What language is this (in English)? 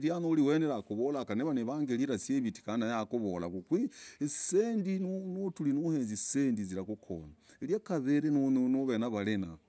Logooli